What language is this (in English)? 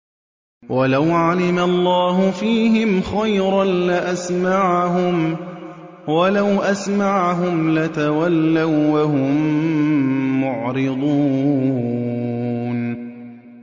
Arabic